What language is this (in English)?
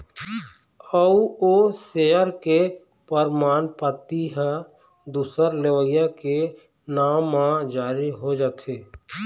Chhattisgarhi